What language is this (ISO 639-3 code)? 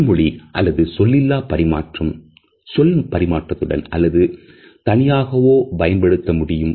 tam